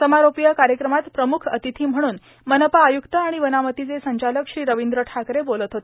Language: Marathi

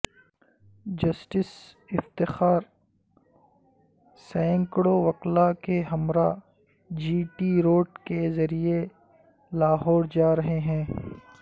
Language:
Urdu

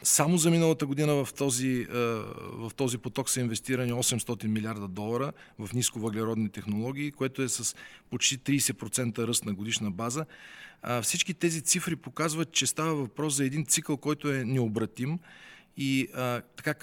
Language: Bulgarian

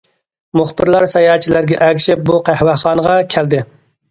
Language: Uyghur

